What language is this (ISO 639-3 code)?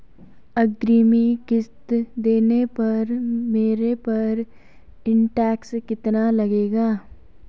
hin